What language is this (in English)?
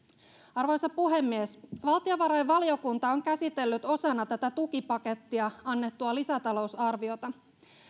Finnish